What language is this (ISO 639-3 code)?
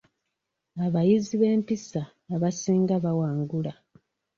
lug